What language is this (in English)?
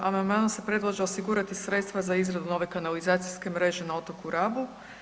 Croatian